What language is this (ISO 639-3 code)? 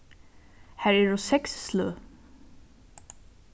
fao